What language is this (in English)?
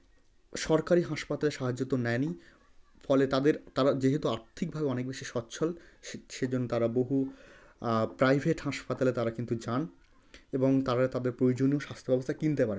Bangla